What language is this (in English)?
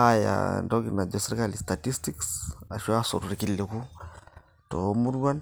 Masai